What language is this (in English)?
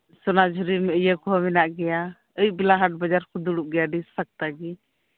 Santali